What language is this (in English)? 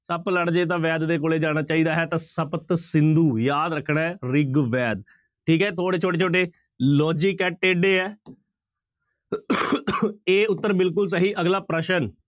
Punjabi